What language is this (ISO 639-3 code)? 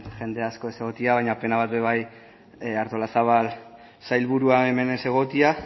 eus